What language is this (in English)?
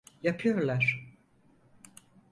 Turkish